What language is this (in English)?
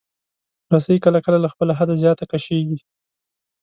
Pashto